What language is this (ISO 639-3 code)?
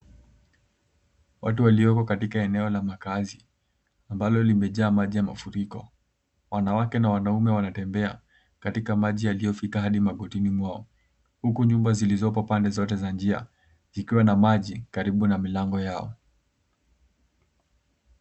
swa